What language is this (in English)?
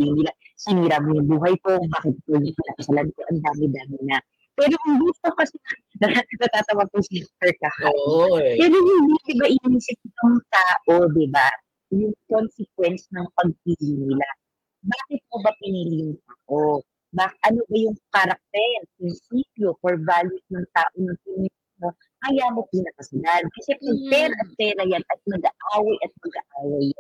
Filipino